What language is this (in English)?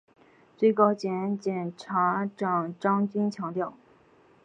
Chinese